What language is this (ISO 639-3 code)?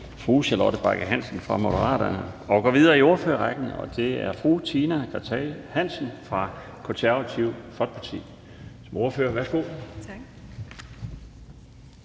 dan